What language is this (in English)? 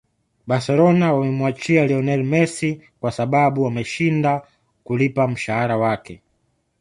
Swahili